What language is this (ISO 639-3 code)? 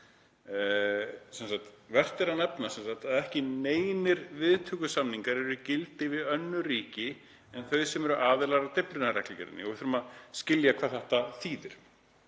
isl